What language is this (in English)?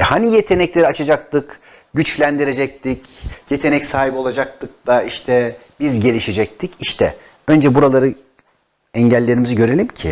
Turkish